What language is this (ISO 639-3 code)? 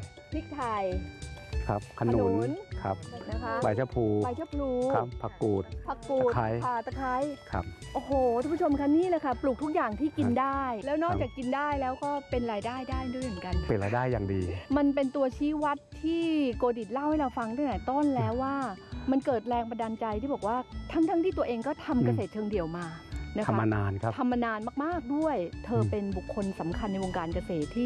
tha